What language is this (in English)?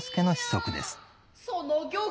Japanese